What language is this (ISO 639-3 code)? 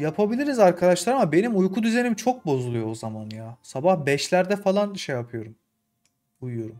tur